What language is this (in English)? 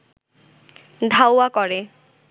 Bangla